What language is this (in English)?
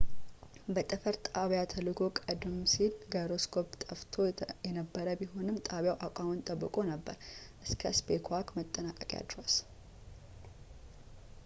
Amharic